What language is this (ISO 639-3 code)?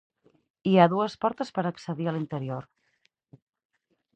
cat